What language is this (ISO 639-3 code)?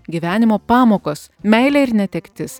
lit